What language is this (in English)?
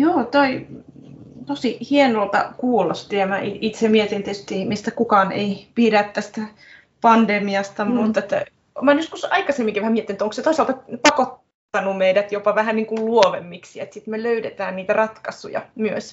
Finnish